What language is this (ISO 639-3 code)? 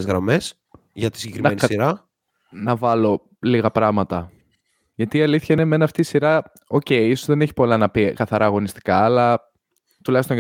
ell